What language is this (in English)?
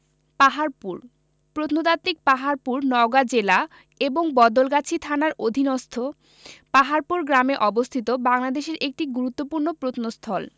Bangla